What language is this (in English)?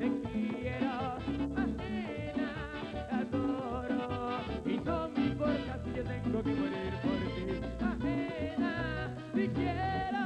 Romanian